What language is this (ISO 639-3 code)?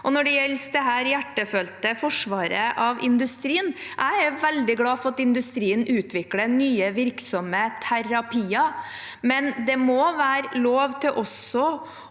nor